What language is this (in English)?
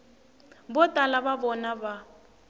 Tsonga